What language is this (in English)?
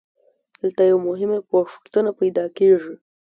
Pashto